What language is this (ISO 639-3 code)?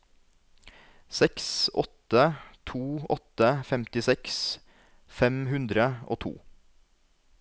nor